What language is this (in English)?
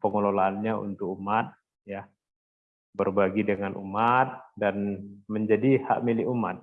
Indonesian